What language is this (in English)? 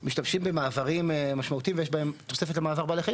Hebrew